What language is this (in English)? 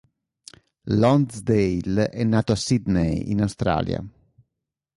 Italian